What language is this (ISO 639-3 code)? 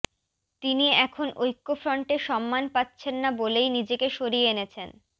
ben